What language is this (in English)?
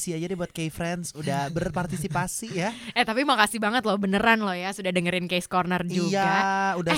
Indonesian